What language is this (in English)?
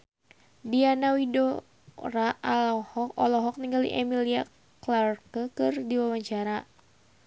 Sundanese